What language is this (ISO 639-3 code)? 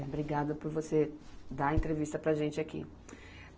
por